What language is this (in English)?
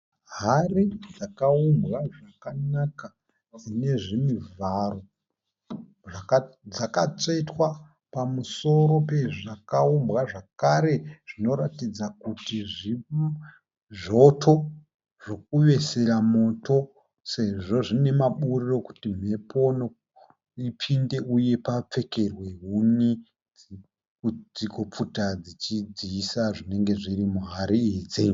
Shona